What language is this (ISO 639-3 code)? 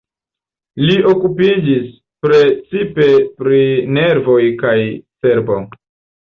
epo